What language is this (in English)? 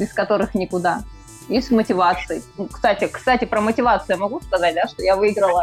Russian